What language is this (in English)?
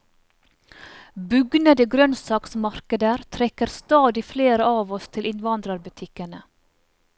Norwegian